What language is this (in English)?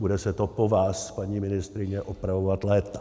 Czech